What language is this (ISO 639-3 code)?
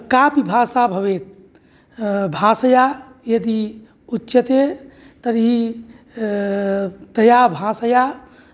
san